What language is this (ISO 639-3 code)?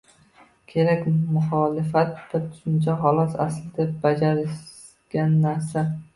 uzb